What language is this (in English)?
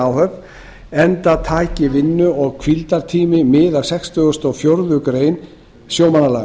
Icelandic